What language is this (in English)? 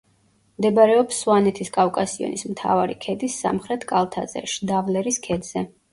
Georgian